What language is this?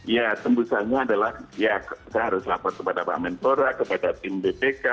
Indonesian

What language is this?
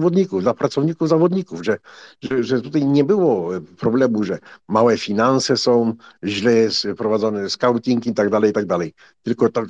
Polish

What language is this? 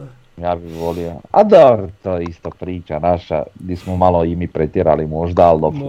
Croatian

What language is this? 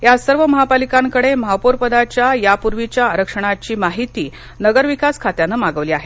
Marathi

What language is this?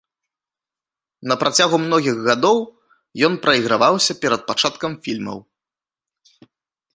Belarusian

